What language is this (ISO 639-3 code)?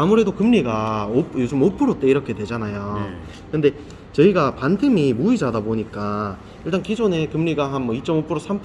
kor